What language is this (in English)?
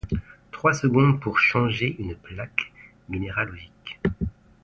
French